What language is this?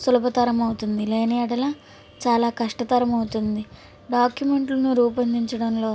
Telugu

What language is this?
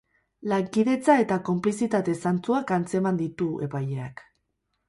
Basque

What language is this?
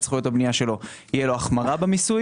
Hebrew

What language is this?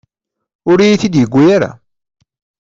Kabyle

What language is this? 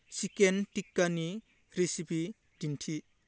Bodo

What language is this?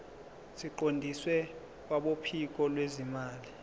Zulu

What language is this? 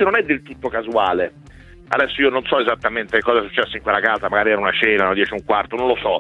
Italian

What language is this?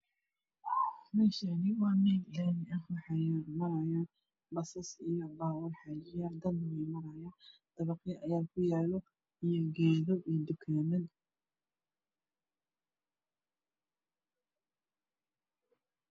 Somali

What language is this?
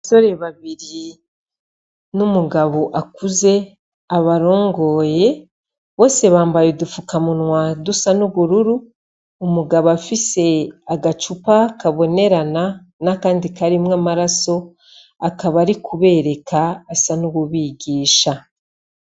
Rundi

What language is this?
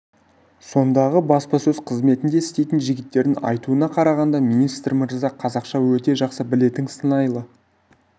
Kazakh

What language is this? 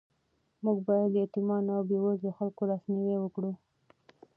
Pashto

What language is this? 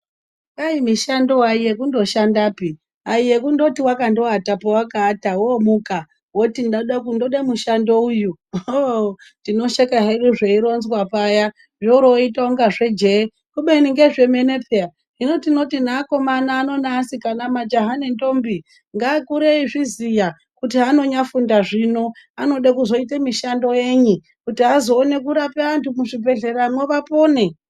Ndau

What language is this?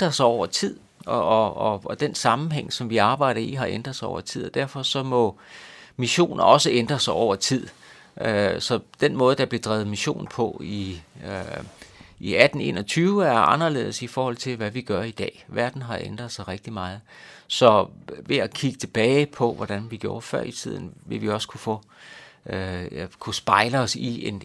Danish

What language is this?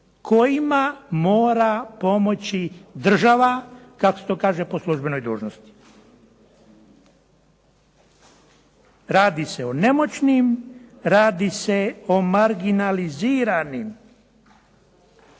Croatian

